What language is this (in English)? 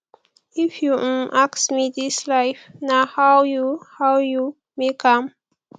Nigerian Pidgin